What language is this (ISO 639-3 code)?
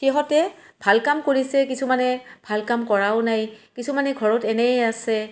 asm